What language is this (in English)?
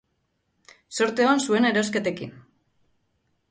Basque